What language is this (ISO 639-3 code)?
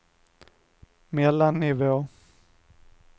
swe